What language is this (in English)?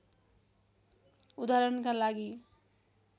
Nepali